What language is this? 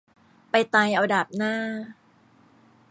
Thai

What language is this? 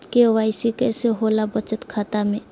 Magahi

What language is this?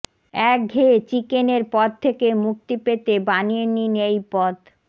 Bangla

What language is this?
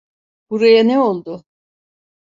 Turkish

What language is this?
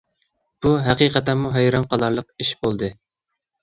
Uyghur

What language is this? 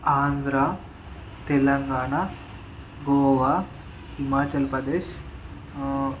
Telugu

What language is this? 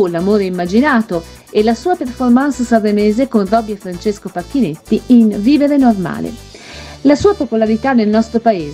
Italian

